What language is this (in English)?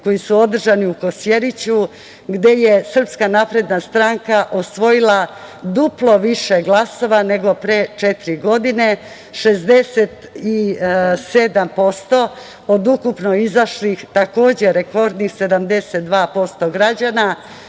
Serbian